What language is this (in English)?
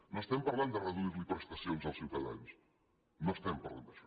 Catalan